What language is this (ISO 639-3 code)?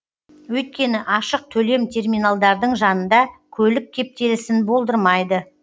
kaz